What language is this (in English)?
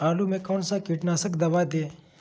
Magahi